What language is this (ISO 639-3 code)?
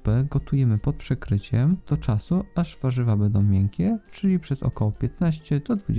pol